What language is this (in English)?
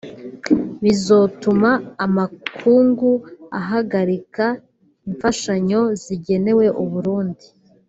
Kinyarwanda